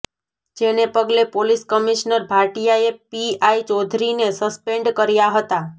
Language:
Gujarati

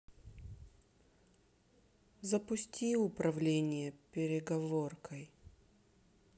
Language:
Russian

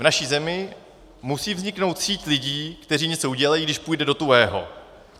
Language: Czech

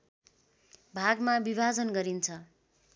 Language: Nepali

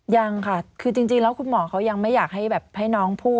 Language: Thai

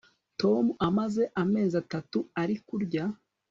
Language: Kinyarwanda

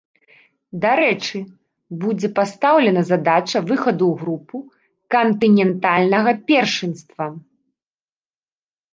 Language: Belarusian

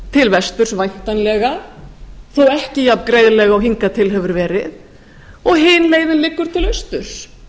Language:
Icelandic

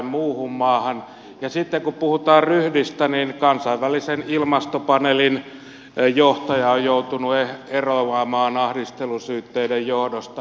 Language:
Finnish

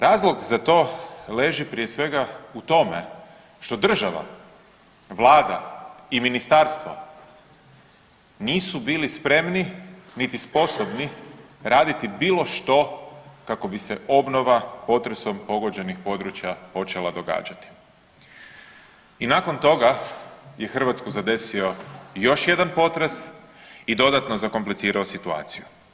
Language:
Croatian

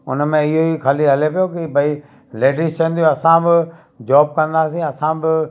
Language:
Sindhi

